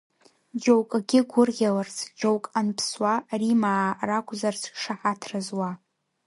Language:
Abkhazian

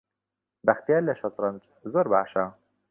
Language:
Central Kurdish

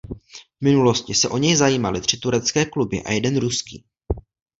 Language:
Czech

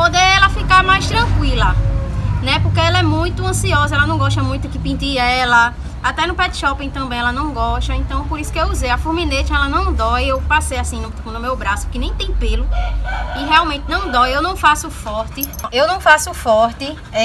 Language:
Portuguese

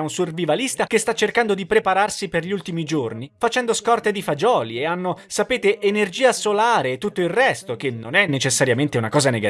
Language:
Italian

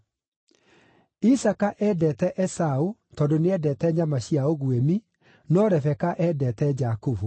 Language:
Kikuyu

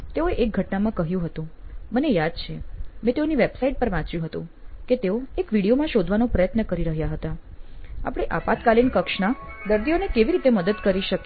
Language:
Gujarati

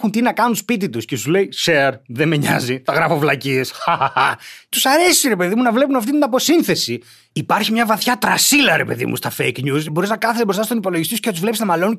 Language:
Greek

